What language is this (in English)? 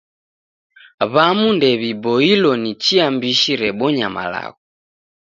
Taita